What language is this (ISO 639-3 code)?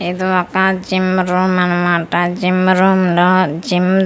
tel